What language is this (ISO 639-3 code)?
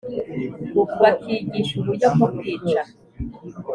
kin